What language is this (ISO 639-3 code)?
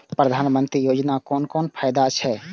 mai